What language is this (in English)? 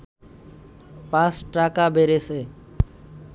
Bangla